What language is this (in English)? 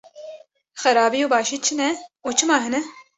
Kurdish